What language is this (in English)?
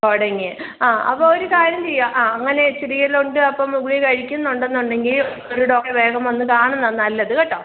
Malayalam